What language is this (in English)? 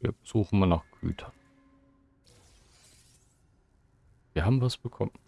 German